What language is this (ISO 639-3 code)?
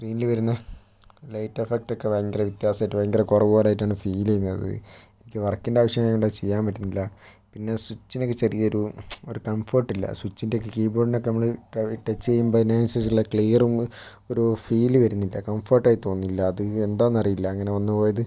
mal